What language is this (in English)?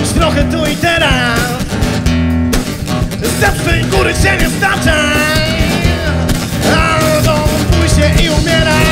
Polish